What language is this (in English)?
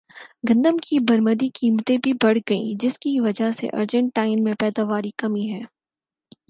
Urdu